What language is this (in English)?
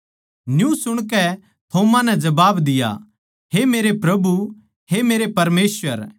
Haryanvi